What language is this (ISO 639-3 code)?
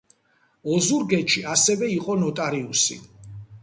kat